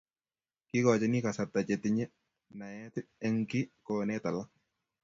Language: Kalenjin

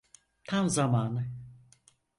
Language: Turkish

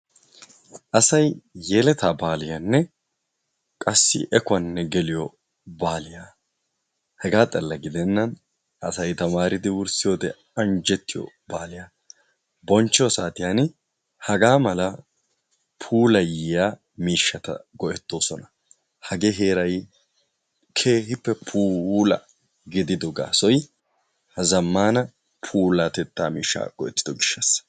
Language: Wolaytta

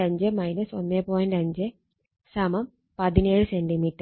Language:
Malayalam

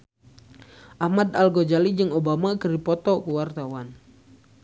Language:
Sundanese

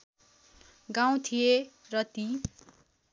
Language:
Nepali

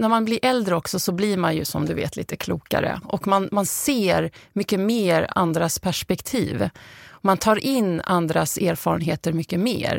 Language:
Swedish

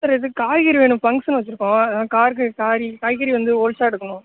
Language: Tamil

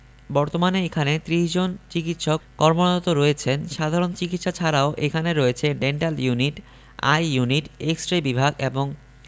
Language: Bangla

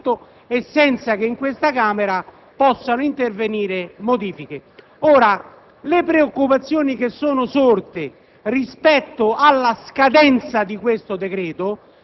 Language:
Italian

